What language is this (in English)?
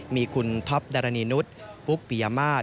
Thai